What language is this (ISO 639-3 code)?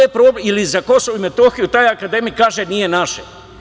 srp